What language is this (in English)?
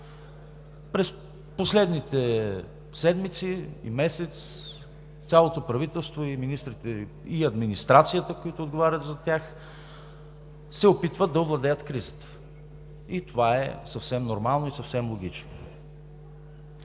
Bulgarian